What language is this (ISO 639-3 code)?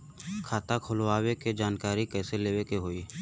bho